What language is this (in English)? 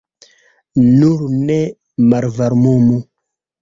Esperanto